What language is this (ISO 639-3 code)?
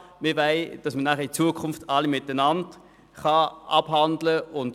gsw